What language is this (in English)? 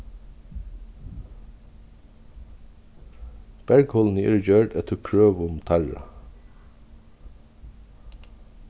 Faroese